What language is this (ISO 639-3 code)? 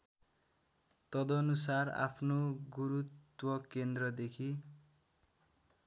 nep